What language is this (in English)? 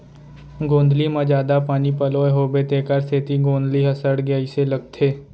Chhattisgarhi